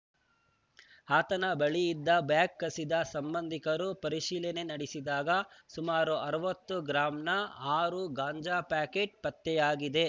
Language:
Kannada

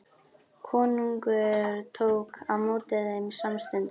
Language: Icelandic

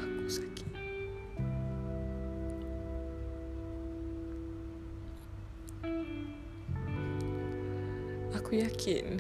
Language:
Malay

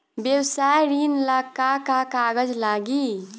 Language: Bhojpuri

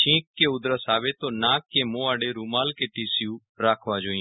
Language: Gujarati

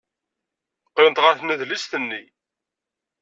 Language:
Kabyle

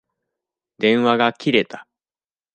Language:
Japanese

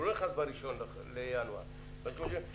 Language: Hebrew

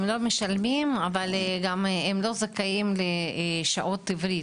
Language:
Hebrew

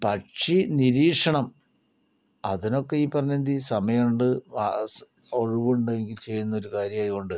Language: Malayalam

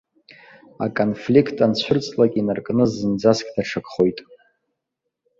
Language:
Abkhazian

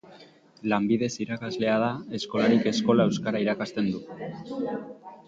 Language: Basque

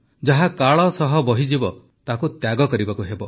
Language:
Odia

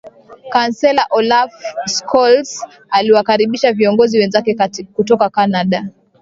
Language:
Swahili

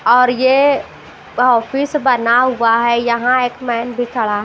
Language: Hindi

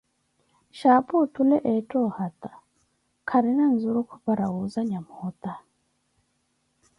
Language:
Koti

